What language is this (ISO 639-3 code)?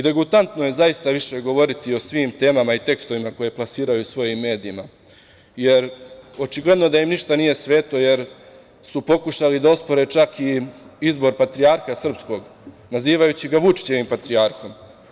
srp